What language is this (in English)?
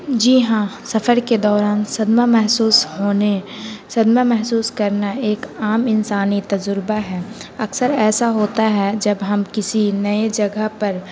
Urdu